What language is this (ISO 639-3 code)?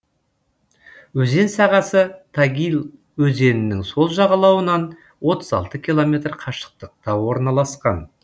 kaz